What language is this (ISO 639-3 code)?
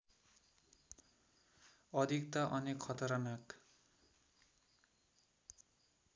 nep